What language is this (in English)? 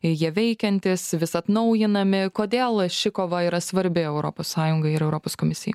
Lithuanian